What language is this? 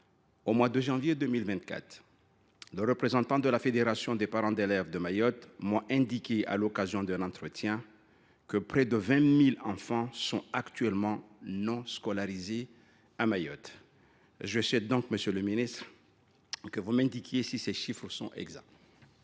French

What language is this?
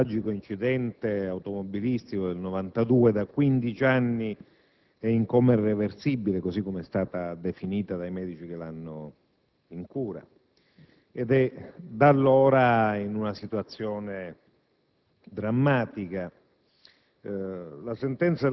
Italian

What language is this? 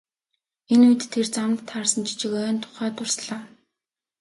Mongolian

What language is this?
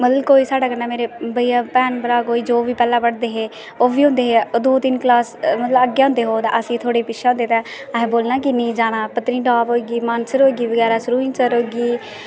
Dogri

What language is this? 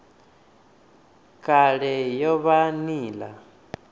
Venda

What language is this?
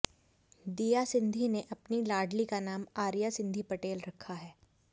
Hindi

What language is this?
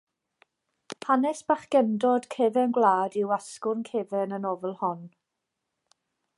Welsh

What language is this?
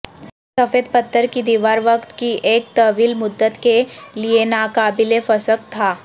Urdu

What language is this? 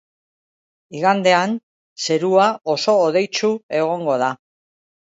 Basque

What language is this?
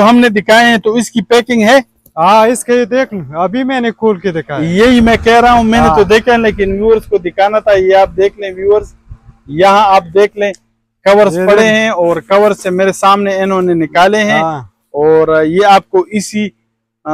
Hindi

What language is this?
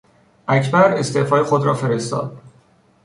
Persian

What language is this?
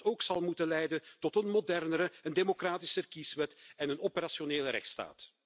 Dutch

